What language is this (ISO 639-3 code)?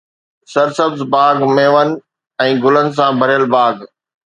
snd